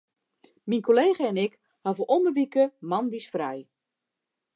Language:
Western Frisian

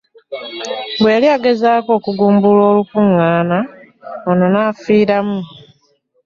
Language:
Ganda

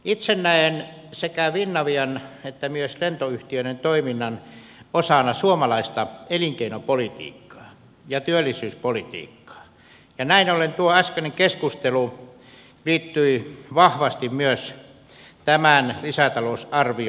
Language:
Finnish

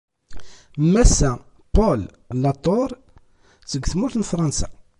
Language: Kabyle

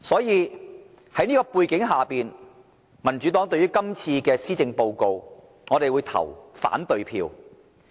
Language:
Cantonese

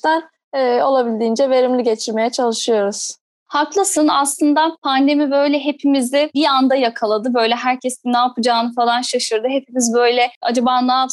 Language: Turkish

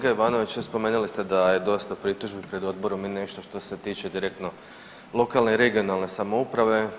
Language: Croatian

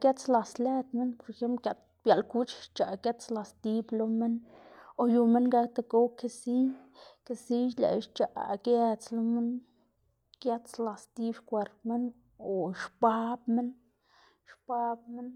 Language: Xanaguía Zapotec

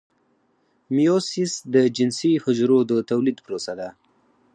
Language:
Pashto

